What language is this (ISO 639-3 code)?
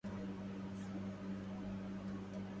ara